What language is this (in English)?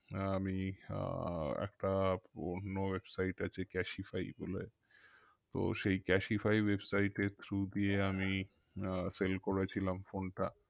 Bangla